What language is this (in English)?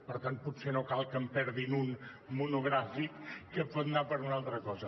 Catalan